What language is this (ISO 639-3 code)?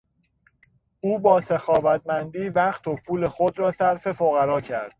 fas